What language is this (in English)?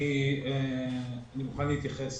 Hebrew